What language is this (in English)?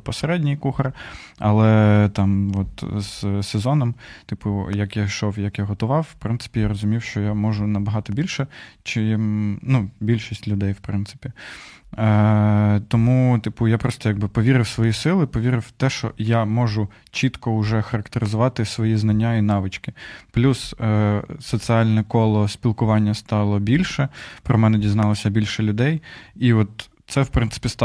Ukrainian